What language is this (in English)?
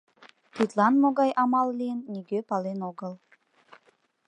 Mari